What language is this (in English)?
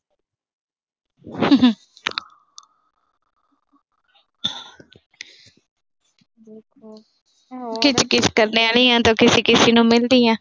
Punjabi